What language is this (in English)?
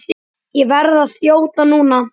Icelandic